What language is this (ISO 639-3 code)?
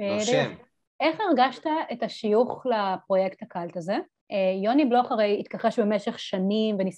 heb